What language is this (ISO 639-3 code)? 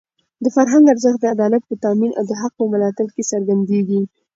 pus